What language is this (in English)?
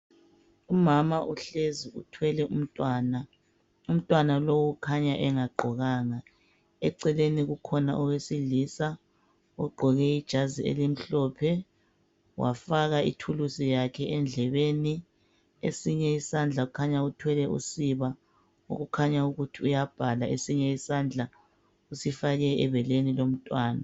North Ndebele